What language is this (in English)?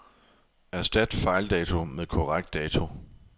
Danish